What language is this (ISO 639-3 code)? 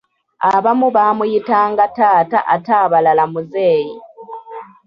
lug